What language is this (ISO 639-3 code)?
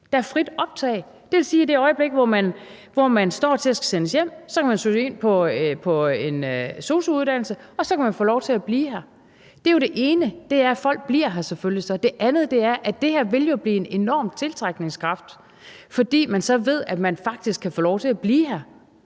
dan